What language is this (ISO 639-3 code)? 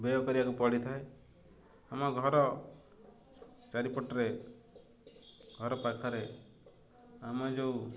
ori